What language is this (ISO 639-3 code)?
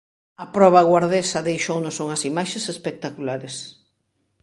glg